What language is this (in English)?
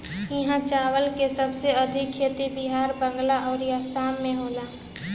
Bhojpuri